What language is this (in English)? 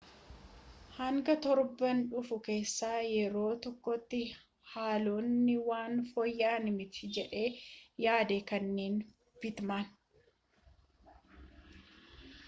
Oromo